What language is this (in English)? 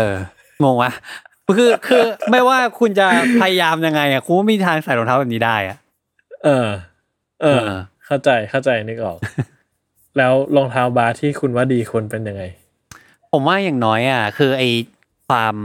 Thai